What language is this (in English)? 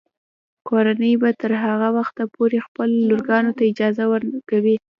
Pashto